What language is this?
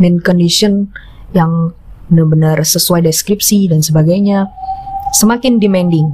Indonesian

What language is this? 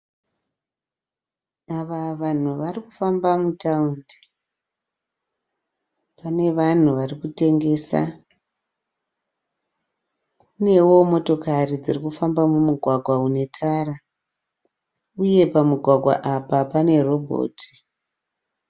Shona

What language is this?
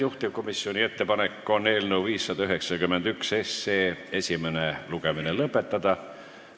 Estonian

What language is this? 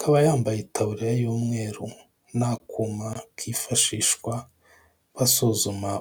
Kinyarwanda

